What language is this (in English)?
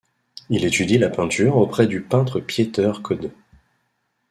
French